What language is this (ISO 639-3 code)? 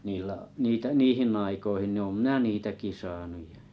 fin